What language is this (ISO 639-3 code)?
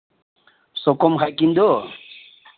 mni